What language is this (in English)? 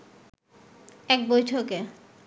Bangla